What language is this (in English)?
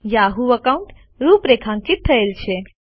Gujarati